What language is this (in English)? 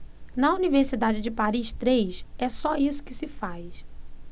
Portuguese